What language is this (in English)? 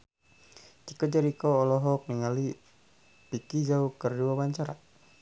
Sundanese